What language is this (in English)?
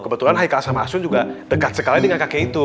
Indonesian